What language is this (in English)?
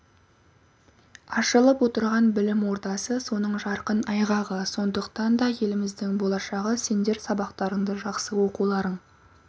Kazakh